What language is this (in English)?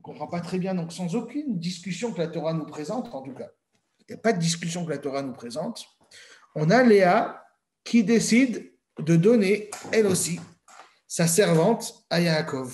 French